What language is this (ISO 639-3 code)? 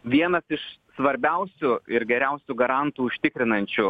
lit